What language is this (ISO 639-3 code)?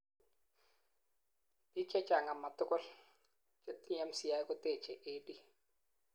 kln